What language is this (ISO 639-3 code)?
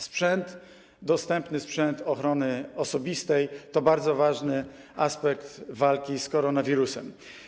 pol